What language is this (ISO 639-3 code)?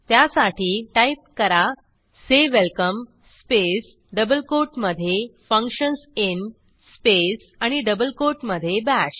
mar